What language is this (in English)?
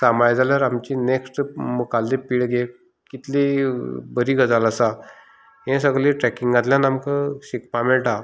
Konkani